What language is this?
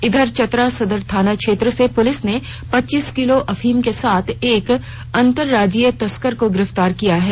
Hindi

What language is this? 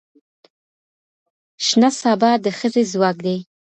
Pashto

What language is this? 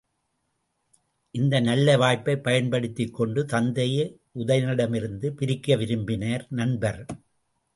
Tamil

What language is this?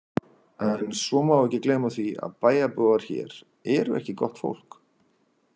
Icelandic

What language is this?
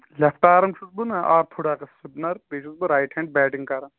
Kashmiri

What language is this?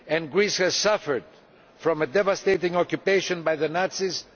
English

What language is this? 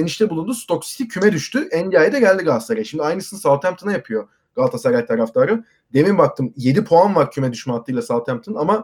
Turkish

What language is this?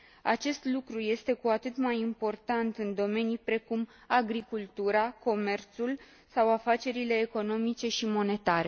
Romanian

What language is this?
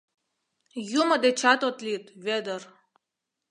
Mari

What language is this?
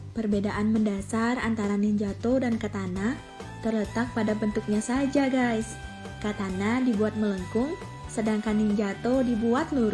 Indonesian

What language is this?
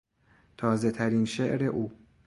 Persian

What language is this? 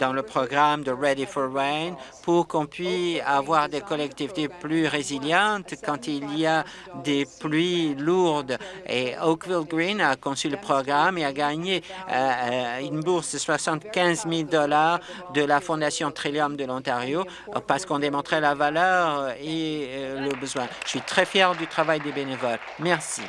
French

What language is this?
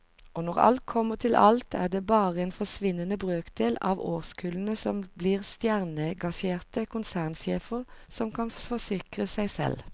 Norwegian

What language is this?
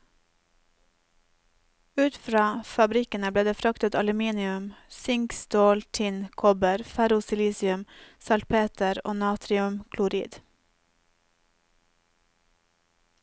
Norwegian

